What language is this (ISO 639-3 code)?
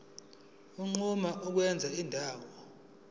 zul